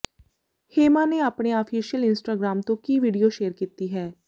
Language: Punjabi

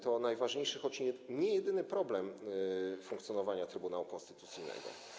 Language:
Polish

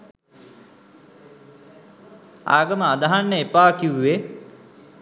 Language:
Sinhala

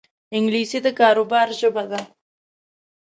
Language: Pashto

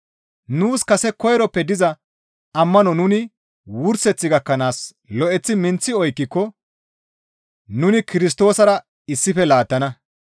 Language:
Gamo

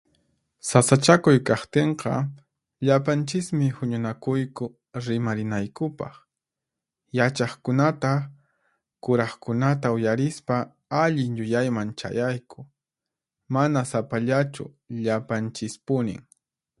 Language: Puno Quechua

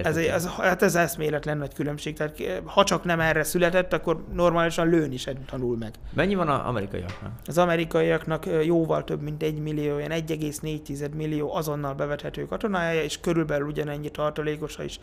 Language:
Hungarian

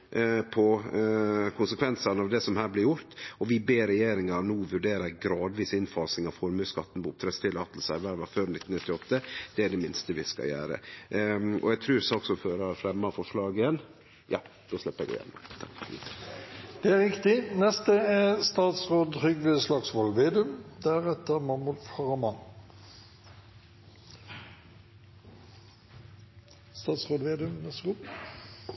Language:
Norwegian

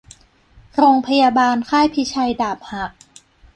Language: Thai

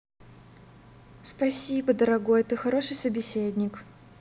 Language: Russian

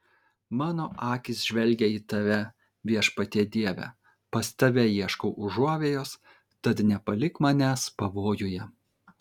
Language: Lithuanian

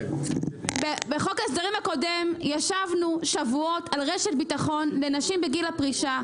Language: Hebrew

